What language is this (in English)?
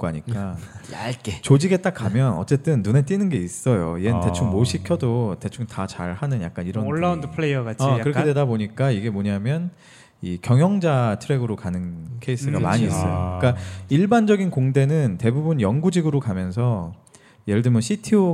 Korean